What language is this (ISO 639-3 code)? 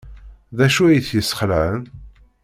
kab